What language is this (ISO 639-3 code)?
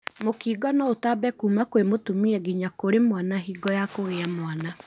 kik